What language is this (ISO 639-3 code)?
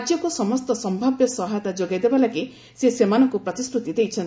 ori